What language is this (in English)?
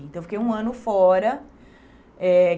Portuguese